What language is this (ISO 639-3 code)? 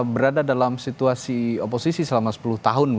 ind